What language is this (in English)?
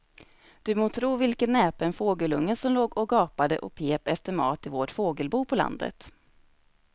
Swedish